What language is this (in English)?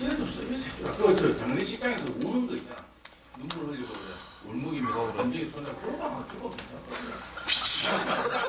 Korean